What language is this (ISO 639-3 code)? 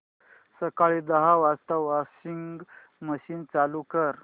mar